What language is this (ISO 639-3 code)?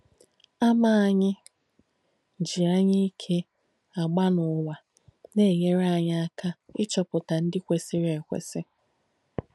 ibo